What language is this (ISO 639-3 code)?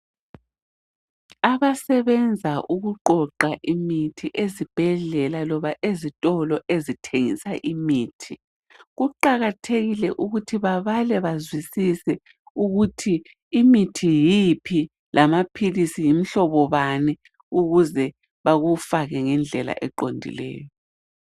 nde